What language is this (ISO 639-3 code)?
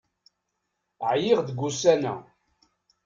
kab